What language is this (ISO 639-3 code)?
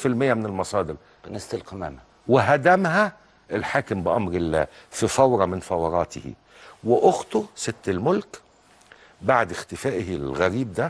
ara